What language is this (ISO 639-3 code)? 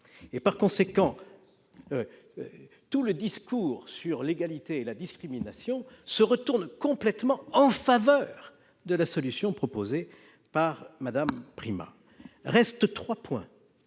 fra